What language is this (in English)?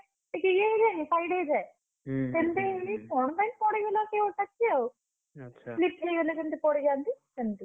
Odia